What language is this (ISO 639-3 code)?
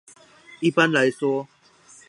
zho